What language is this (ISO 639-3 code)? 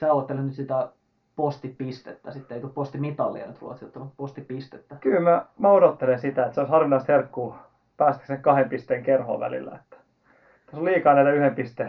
fin